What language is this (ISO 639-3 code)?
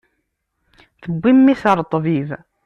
kab